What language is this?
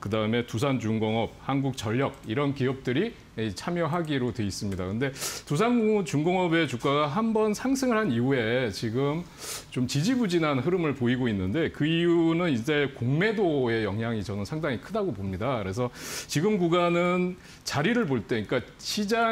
Korean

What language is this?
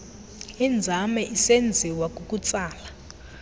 Xhosa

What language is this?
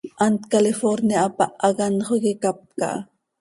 Seri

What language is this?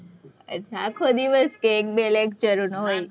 Gujarati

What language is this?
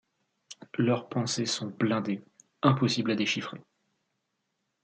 French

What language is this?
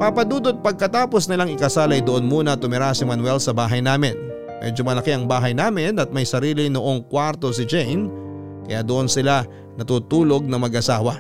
Filipino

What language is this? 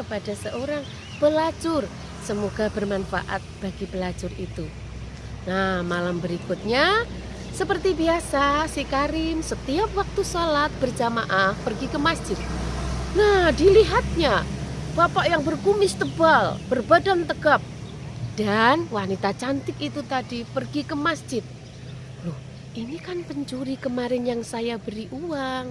Indonesian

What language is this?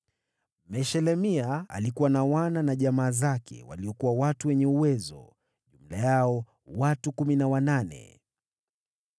Swahili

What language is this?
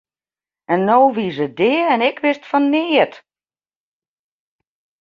Western Frisian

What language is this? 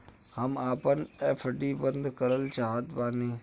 Bhojpuri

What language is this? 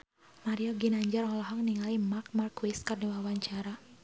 Sundanese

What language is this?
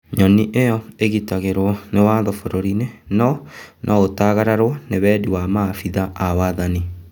Kikuyu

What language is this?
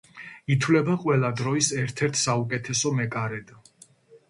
Georgian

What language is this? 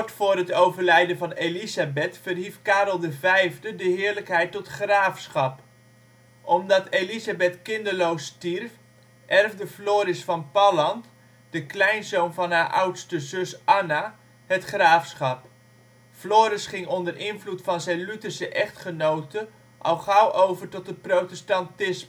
Dutch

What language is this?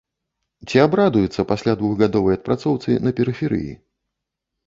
Belarusian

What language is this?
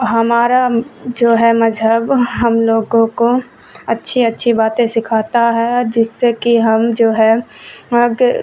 Urdu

